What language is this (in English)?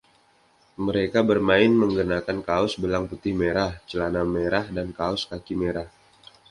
Indonesian